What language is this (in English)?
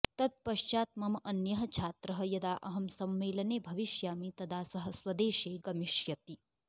Sanskrit